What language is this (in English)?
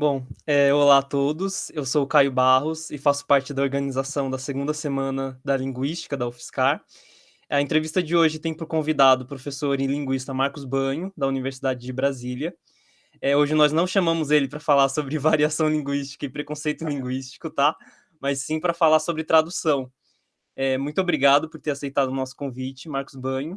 Portuguese